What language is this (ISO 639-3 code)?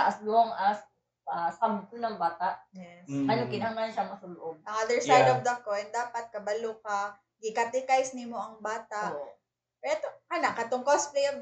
fil